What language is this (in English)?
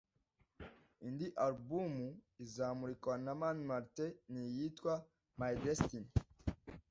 Kinyarwanda